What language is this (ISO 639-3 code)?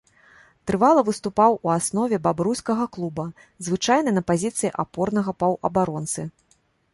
bel